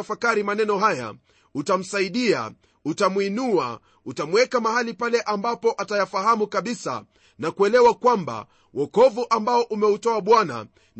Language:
Swahili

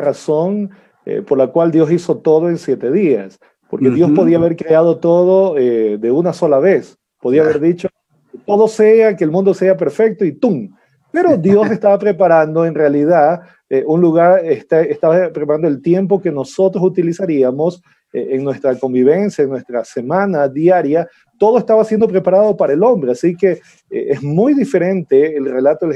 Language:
Spanish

